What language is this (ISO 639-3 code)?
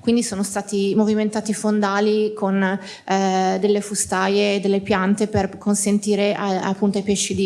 ita